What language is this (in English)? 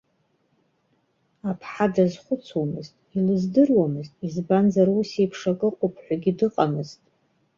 Abkhazian